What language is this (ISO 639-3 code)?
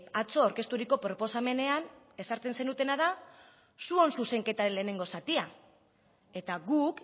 eus